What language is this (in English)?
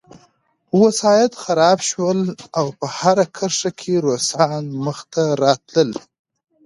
Pashto